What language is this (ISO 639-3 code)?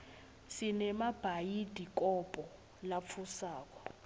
ssw